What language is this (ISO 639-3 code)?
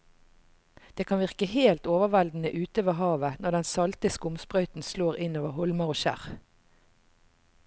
nor